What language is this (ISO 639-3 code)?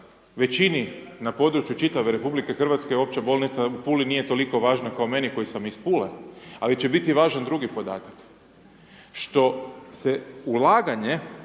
hrv